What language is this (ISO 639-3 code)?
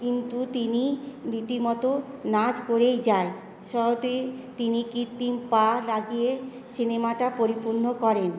ben